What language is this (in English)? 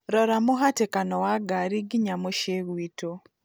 Kikuyu